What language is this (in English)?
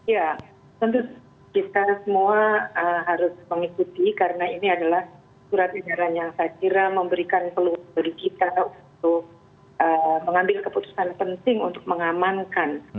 Indonesian